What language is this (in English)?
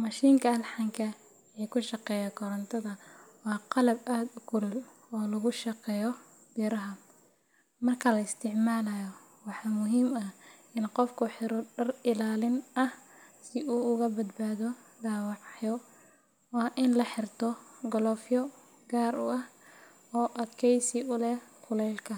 Somali